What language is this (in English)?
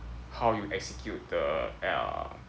English